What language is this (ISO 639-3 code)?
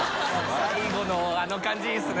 jpn